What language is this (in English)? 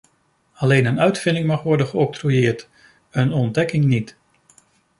Dutch